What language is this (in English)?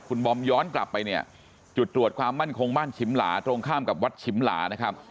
Thai